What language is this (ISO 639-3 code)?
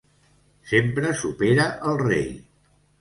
cat